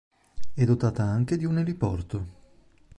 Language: Italian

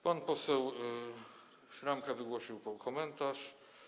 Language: Polish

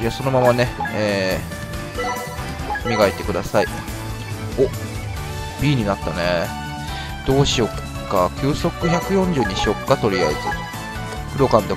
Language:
Japanese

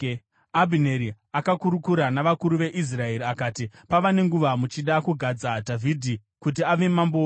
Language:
Shona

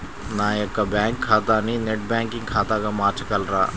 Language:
Telugu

